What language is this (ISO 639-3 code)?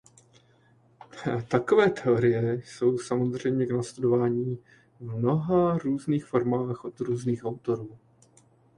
ces